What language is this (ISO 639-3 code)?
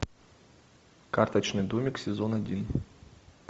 rus